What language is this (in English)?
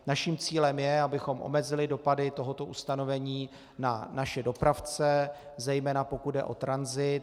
Czech